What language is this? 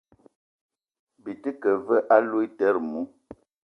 Eton (Cameroon)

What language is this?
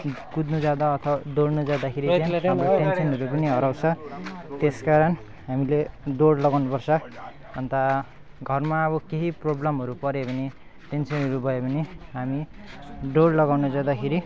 Nepali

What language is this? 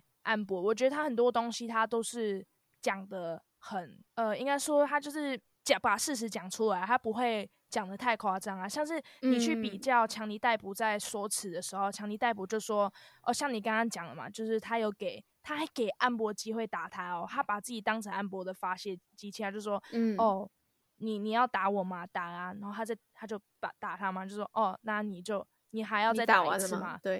Chinese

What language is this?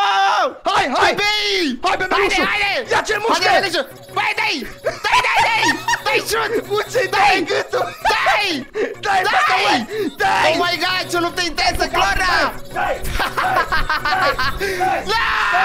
Romanian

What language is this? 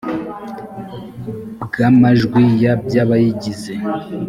Kinyarwanda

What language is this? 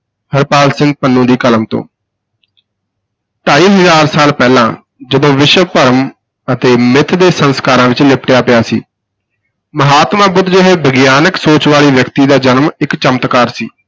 Punjabi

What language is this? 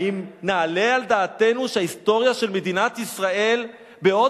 Hebrew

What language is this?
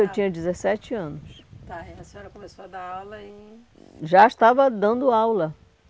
Portuguese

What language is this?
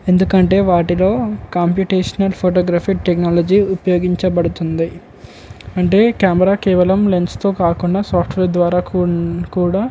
Telugu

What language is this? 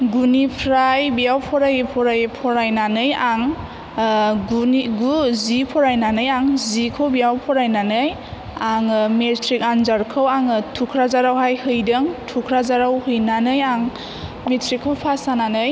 Bodo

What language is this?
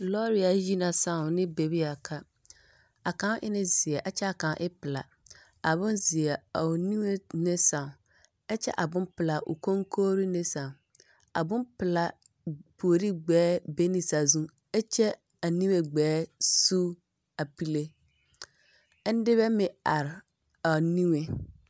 Southern Dagaare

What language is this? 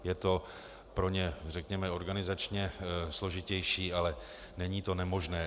Czech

